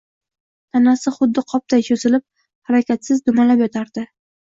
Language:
Uzbek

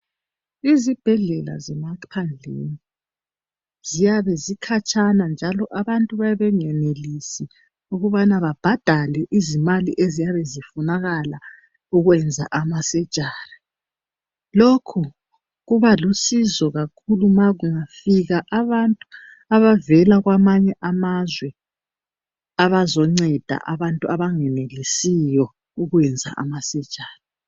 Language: North Ndebele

